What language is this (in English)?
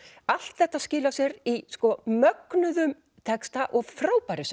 Icelandic